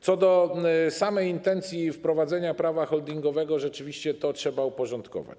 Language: Polish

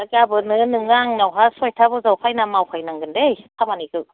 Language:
Bodo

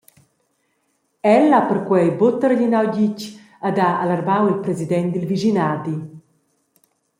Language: Romansh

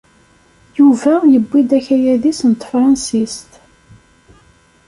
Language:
Kabyle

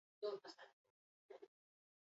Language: Basque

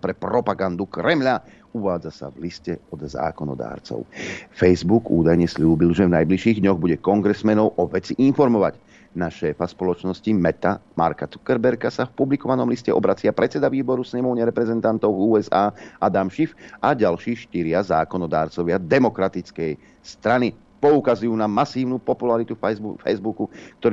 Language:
Slovak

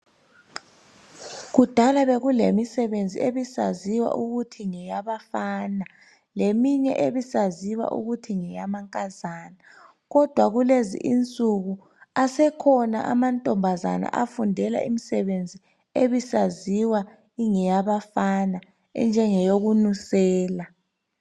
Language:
North Ndebele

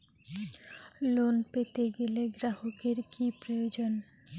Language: Bangla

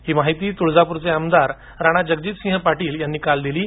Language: Marathi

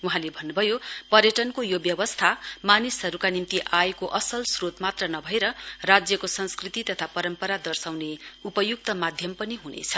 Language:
Nepali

